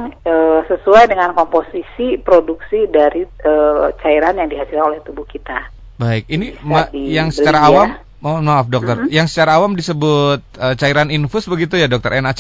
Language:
Indonesian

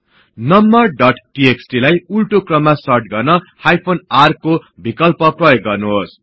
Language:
Nepali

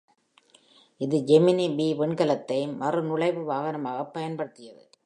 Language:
Tamil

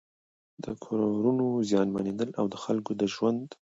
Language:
Pashto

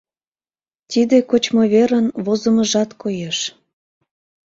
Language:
Mari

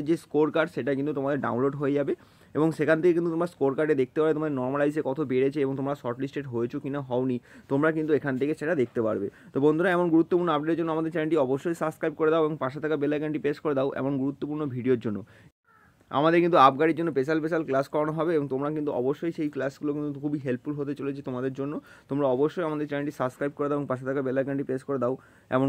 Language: Hindi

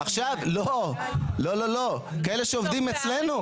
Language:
Hebrew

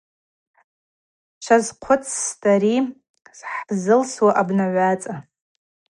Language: Abaza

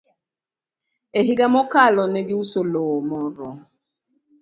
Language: Luo (Kenya and Tanzania)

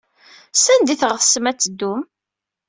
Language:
Kabyle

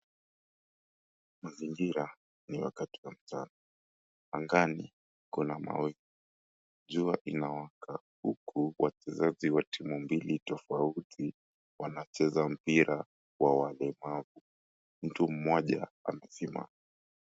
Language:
Swahili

